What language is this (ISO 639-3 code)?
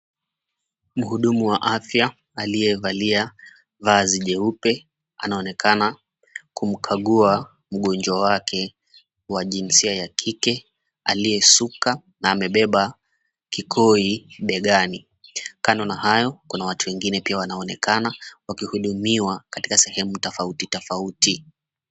swa